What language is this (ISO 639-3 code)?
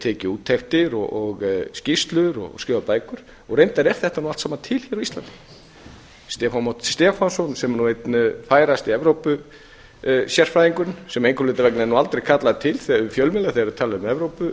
isl